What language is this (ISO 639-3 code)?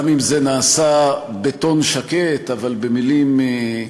heb